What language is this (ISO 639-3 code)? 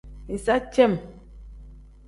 kdh